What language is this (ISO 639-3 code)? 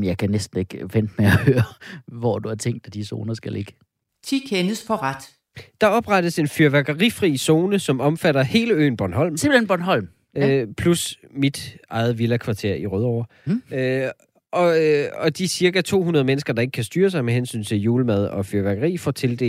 dan